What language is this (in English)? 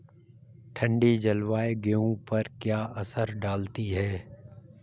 Hindi